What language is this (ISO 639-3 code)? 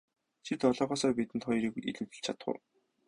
mon